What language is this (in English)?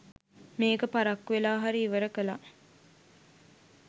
Sinhala